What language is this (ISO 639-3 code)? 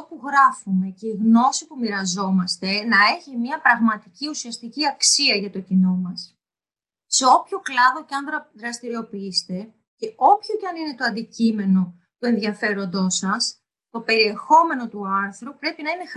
ell